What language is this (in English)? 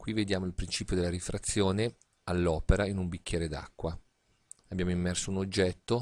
Italian